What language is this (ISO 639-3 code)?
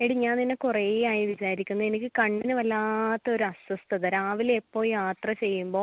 mal